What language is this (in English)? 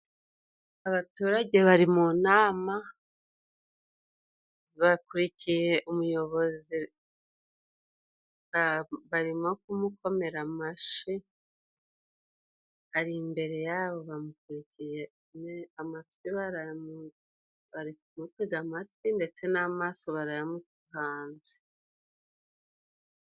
Kinyarwanda